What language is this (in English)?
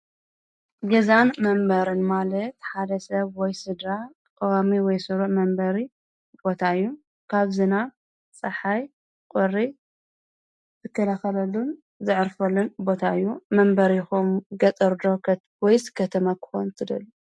Tigrinya